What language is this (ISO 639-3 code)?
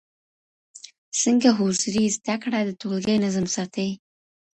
pus